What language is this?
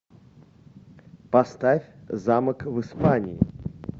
Russian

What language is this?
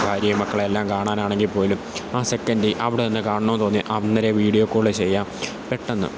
Malayalam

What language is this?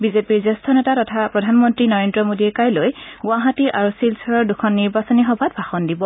Assamese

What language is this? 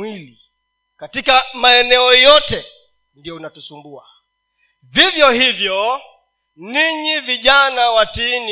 Swahili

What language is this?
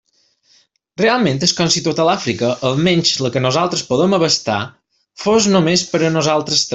Catalan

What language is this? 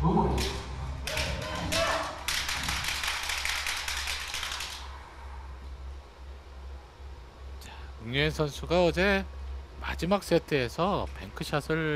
Korean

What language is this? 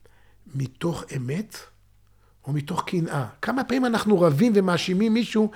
Hebrew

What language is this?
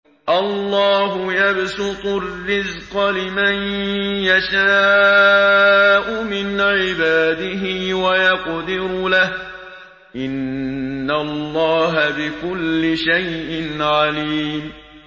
Arabic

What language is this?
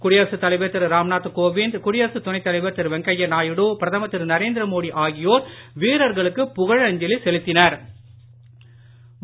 Tamil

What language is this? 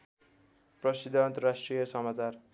Nepali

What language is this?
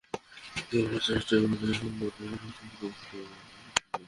Bangla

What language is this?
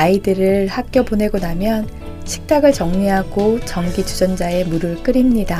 Korean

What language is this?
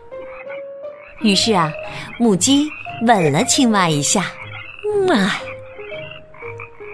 Chinese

